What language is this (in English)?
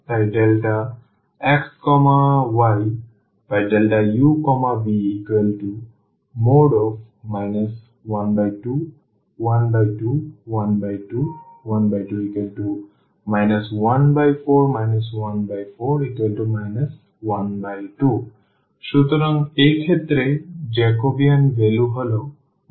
Bangla